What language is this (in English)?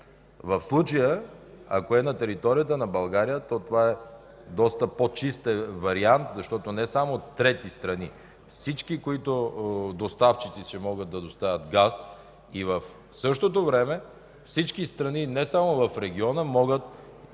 Bulgarian